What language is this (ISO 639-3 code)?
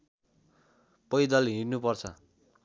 nep